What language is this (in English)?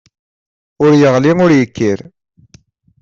Kabyle